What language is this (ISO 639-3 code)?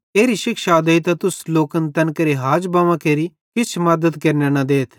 bhd